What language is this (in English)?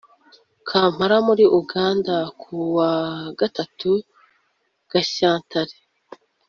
Kinyarwanda